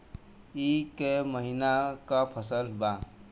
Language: Bhojpuri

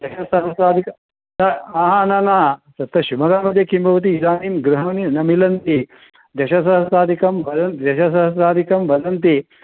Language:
Sanskrit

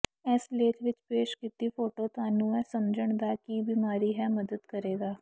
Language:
Punjabi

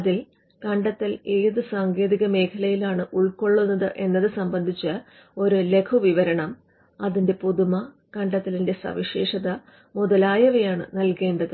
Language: Malayalam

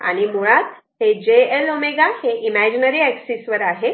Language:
Marathi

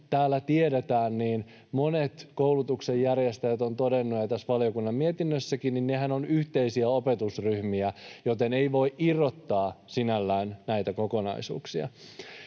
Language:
Finnish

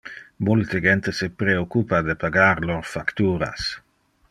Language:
Interlingua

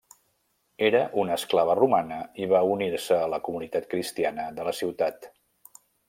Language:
Catalan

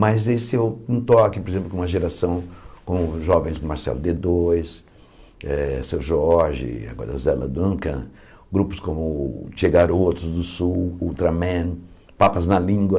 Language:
Portuguese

